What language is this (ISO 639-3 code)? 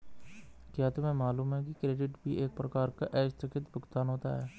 hin